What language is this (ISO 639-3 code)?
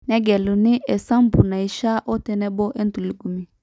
mas